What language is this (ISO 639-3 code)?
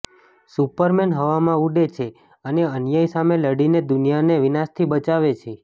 guj